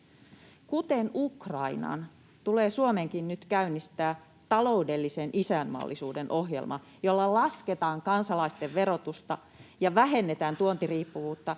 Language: Finnish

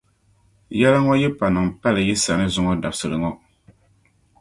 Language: Dagbani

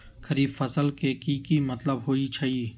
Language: Magahi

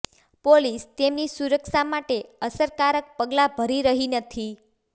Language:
Gujarati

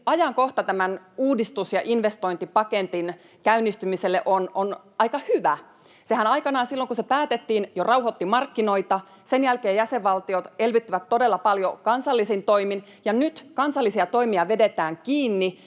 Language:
Finnish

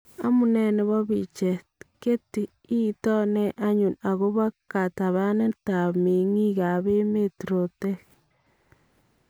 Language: Kalenjin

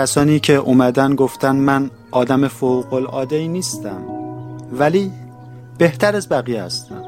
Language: Persian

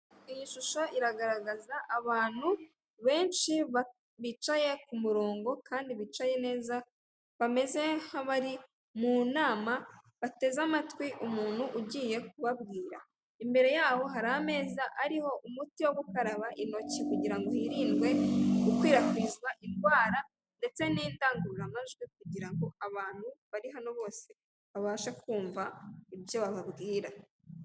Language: Kinyarwanda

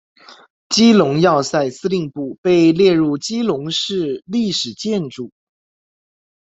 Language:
Chinese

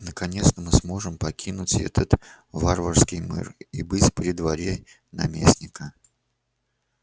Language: Russian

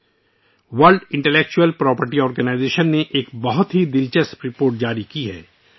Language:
Urdu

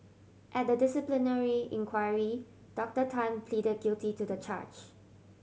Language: English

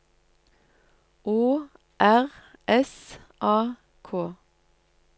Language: Norwegian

